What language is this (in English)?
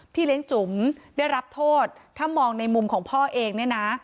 Thai